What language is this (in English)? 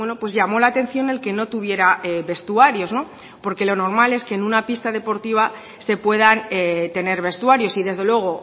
Spanish